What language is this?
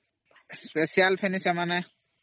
Odia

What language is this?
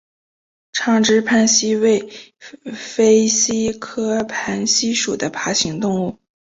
Chinese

